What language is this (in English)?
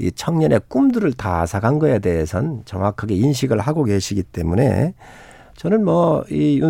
Korean